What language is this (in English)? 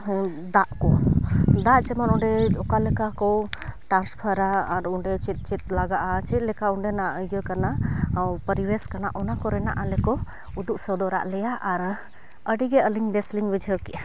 Santali